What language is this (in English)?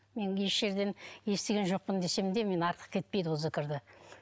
Kazakh